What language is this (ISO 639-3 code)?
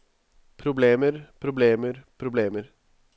nor